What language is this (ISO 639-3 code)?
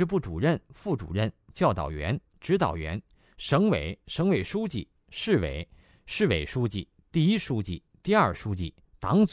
zho